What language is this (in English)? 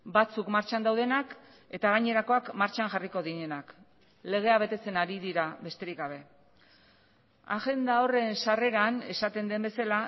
Basque